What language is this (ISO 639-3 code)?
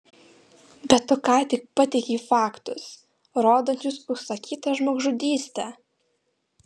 lit